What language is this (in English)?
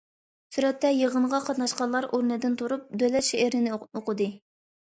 Uyghur